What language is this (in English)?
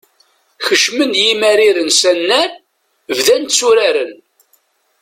Kabyle